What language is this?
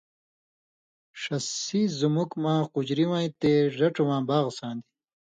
Indus Kohistani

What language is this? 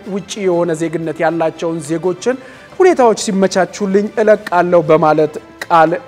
Arabic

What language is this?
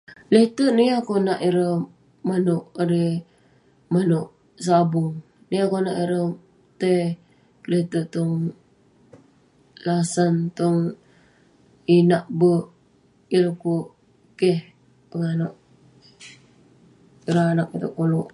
Western Penan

